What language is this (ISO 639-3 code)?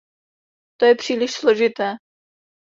ces